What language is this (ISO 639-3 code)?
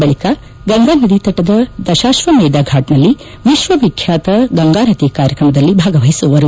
kan